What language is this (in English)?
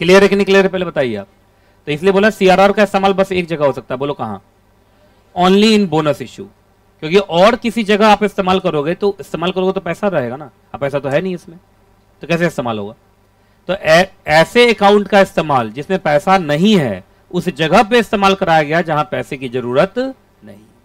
Hindi